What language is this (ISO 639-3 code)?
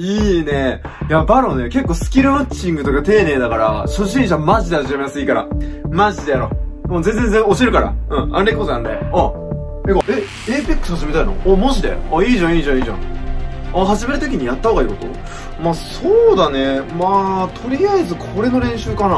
jpn